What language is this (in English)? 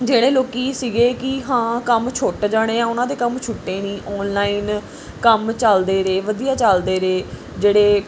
Punjabi